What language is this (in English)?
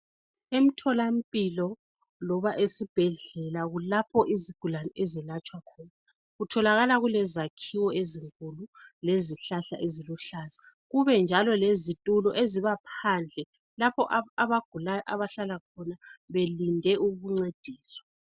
North Ndebele